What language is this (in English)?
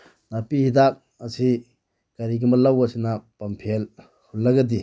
Manipuri